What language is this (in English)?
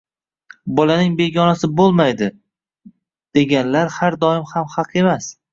Uzbek